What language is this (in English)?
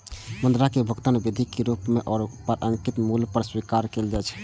Maithili